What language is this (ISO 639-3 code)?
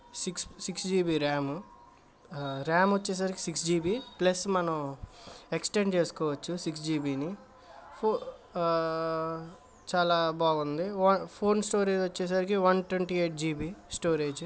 tel